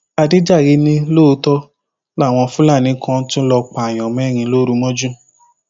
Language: Yoruba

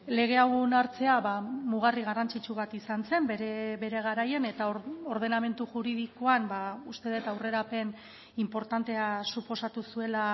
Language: Basque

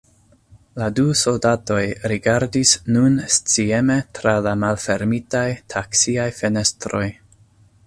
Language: Esperanto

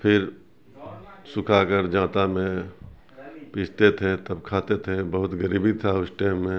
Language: Urdu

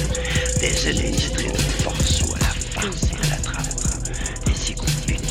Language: French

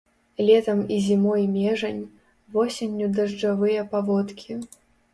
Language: Belarusian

